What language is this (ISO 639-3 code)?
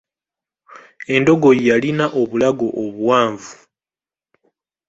lug